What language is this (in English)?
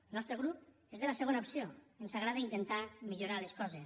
Catalan